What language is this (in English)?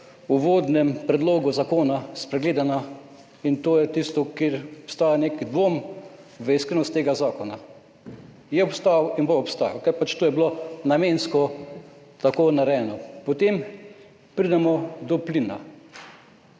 Slovenian